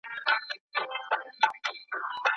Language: Pashto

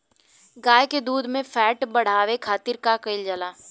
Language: Bhojpuri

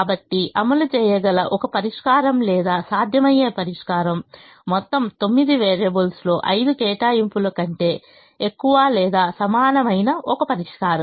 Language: Telugu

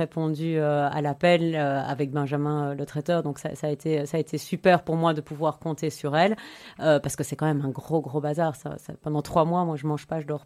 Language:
French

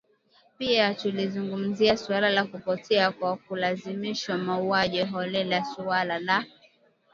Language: Swahili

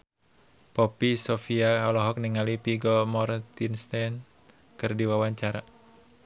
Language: Sundanese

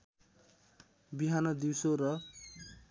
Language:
Nepali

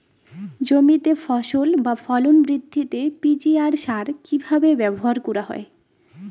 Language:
Bangla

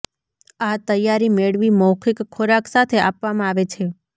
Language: Gujarati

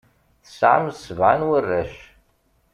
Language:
Kabyle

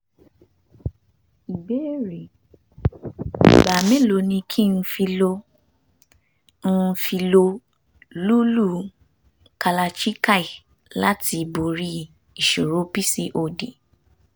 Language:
Yoruba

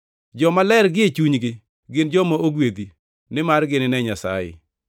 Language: Luo (Kenya and Tanzania)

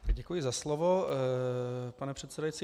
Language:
Czech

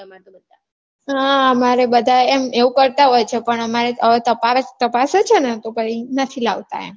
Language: Gujarati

